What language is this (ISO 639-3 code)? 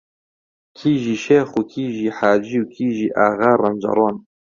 ckb